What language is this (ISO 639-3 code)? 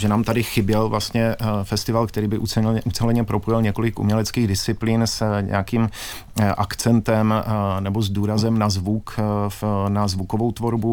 ces